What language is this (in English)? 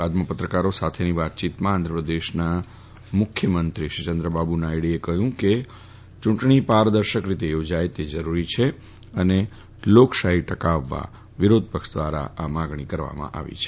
Gujarati